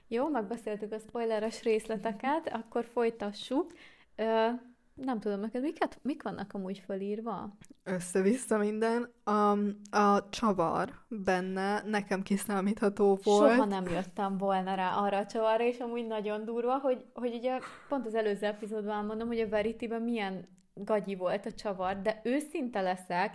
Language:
Hungarian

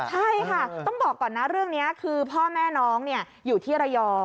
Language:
Thai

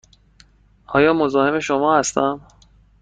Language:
Persian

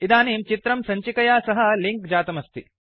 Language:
Sanskrit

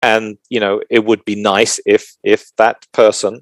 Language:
Hebrew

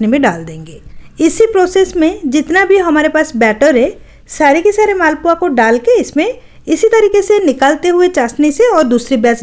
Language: Hindi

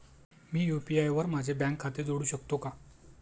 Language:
Marathi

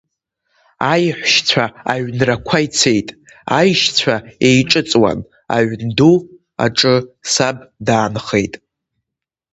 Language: Abkhazian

